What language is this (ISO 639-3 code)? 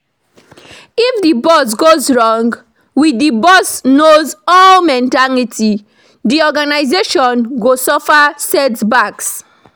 pcm